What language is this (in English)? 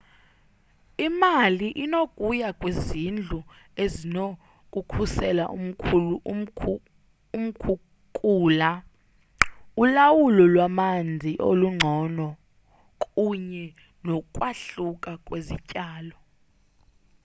Xhosa